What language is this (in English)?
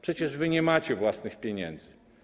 Polish